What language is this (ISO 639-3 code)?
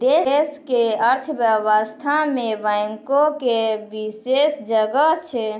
mai